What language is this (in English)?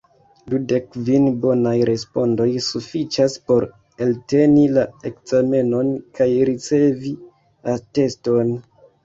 Esperanto